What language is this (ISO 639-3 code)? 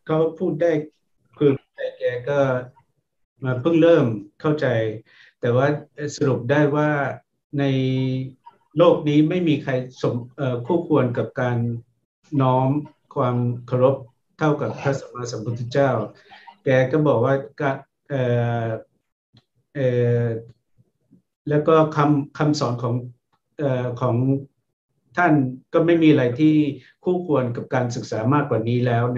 tha